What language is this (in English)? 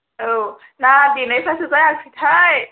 Bodo